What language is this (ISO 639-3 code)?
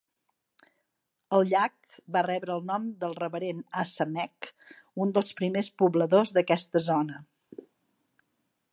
cat